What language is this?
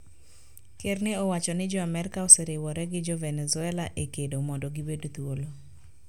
Luo (Kenya and Tanzania)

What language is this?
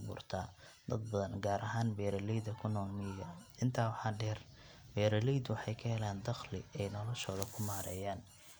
Somali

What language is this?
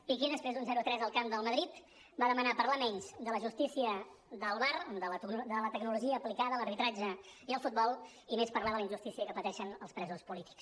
Catalan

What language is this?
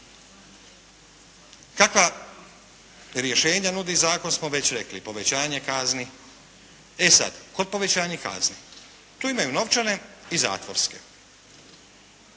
Croatian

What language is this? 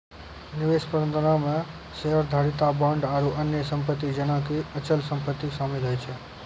Maithili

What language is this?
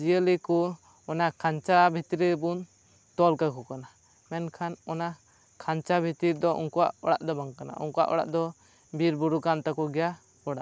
Santali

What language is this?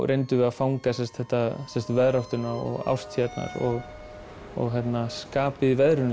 Icelandic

